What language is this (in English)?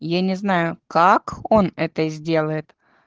Russian